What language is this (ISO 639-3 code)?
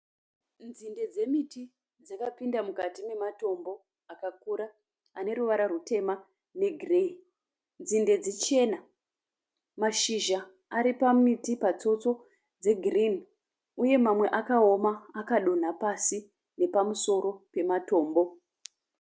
sna